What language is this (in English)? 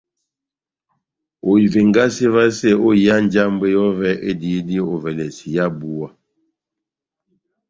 Batanga